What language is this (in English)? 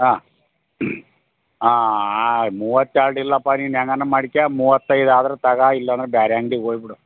Kannada